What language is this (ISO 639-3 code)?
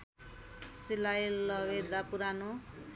nep